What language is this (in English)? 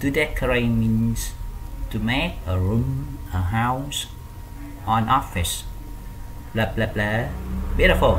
Vietnamese